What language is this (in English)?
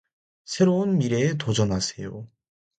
Korean